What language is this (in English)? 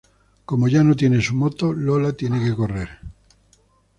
Spanish